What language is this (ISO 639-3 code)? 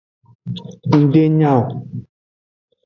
ajg